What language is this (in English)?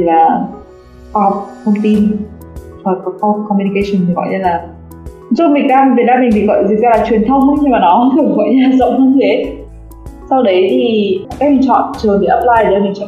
Vietnamese